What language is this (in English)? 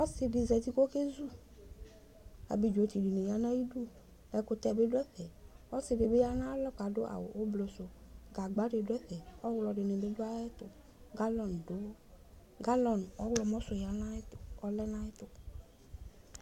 Ikposo